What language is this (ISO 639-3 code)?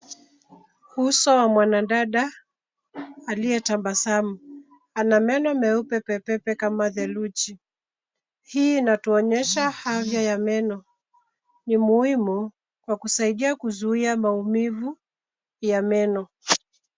swa